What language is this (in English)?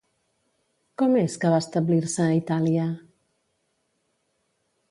Catalan